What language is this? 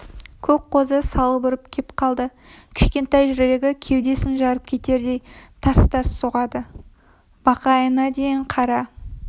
Kazakh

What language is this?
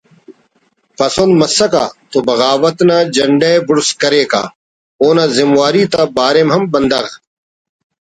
Brahui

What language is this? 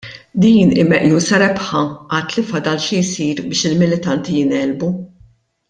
Maltese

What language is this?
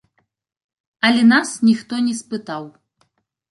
Belarusian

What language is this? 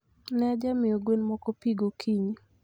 Luo (Kenya and Tanzania)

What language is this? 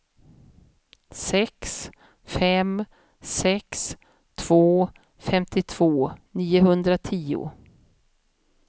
Swedish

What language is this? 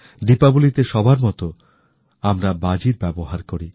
Bangla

